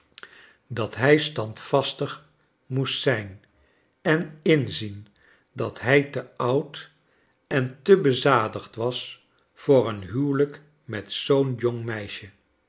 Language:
Dutch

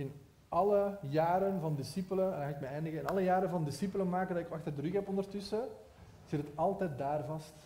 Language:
Dutch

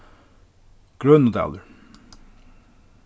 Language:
Faroese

